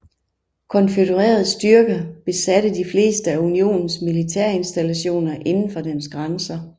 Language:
Danish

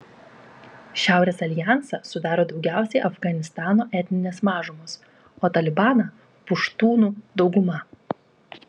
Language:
Lithuanian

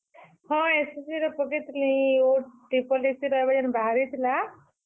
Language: Odia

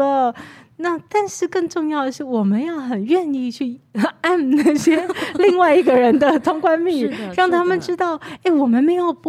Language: Chinese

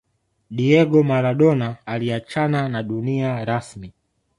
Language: Swahili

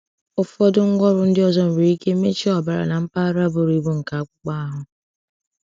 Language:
Igbo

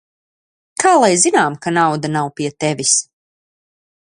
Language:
Latvian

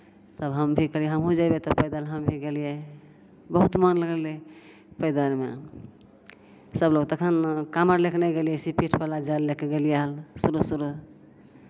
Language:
Maithili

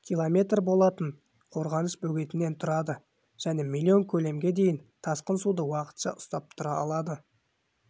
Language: Kazakh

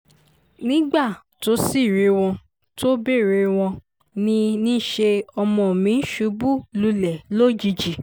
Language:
Yoruba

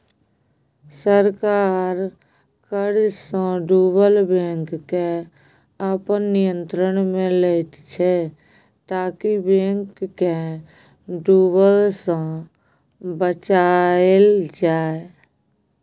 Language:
Maithili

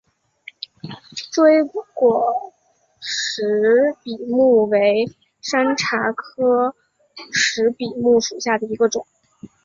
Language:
Chinese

